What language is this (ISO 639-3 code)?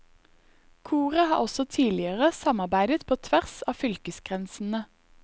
nor